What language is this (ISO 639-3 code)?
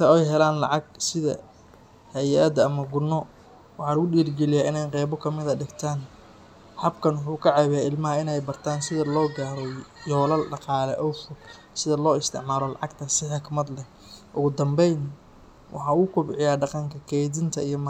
som